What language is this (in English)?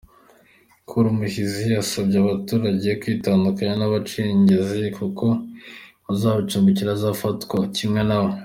Kinyarwanda